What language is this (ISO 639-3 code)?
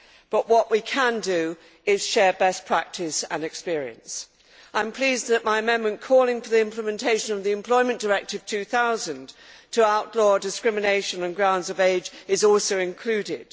eng